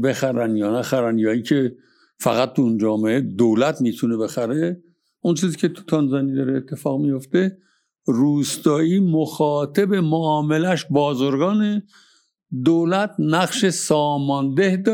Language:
Persian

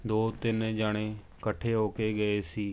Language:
Punjabi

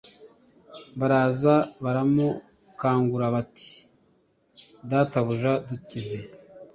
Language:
Kinyarwanda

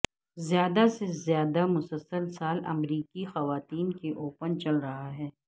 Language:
Urdu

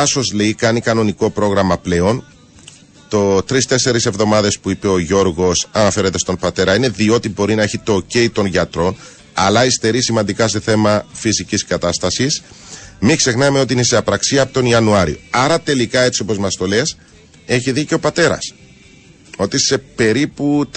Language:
Greek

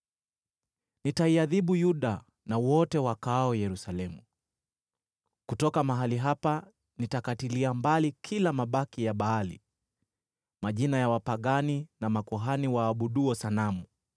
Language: Swahili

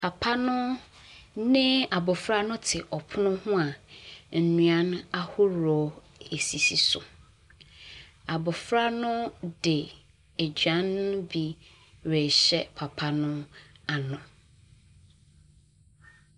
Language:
Akan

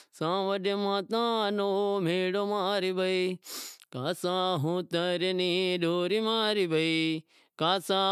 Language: Wadiyara Koli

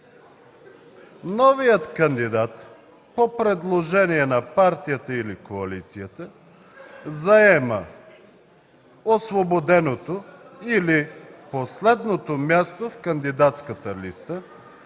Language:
Bulgarian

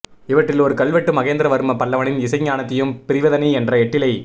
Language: Tamil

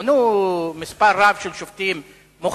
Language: Hebrew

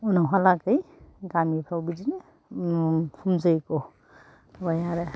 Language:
Bodo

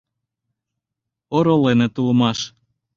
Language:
Mari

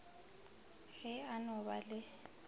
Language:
Northern Sotho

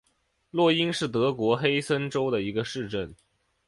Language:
Chinese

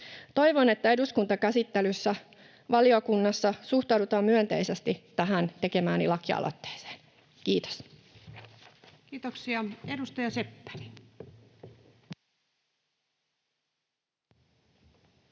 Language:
Finnish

